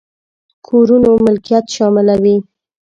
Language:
Pashto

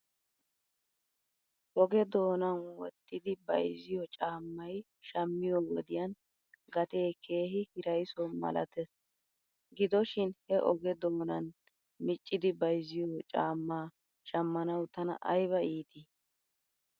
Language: Wolaytta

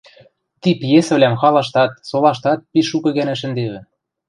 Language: Western Mari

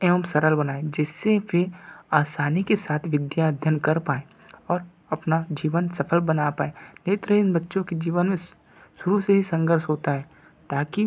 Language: Hindi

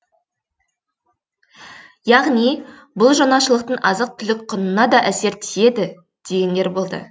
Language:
Kazakh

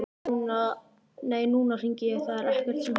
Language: Icelandic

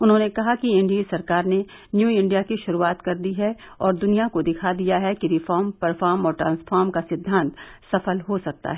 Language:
Hindi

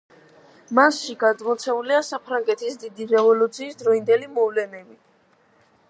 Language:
Georgian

